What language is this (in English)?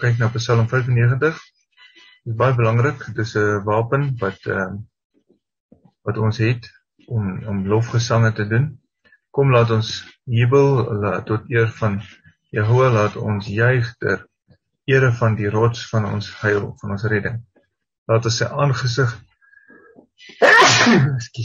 Dutch